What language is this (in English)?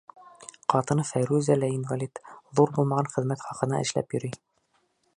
Bashkir